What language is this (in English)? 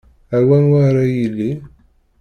Kabyle